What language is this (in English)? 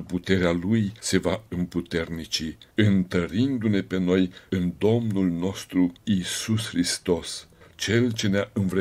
Romanian